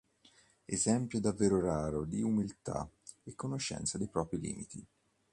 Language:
Italian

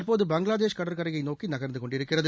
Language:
Tamil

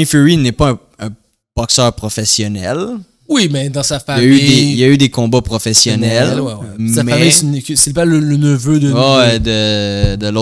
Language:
French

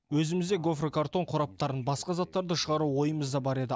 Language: Kazakh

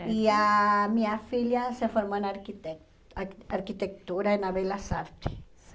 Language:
Portuguese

